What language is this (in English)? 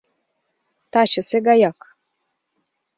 Mari